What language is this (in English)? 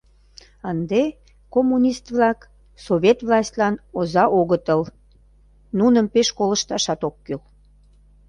Mari